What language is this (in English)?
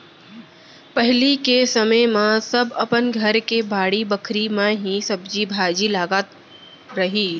Chhattisgarhi